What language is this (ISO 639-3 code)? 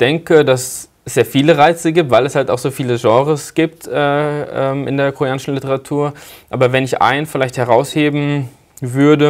deu